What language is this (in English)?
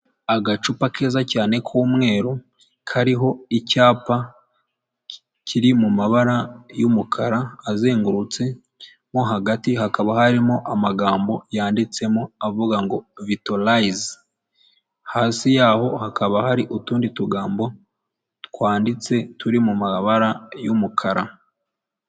Kinyarwanda